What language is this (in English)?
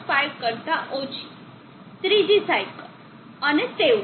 Gujarati